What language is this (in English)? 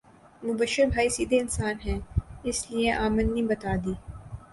Urdu